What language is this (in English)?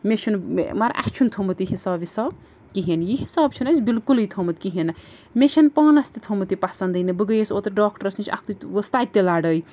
Kashmiri